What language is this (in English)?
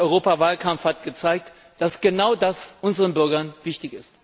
German